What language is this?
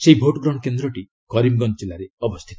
Odia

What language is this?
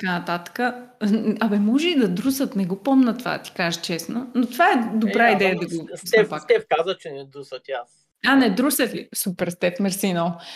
Bulgarian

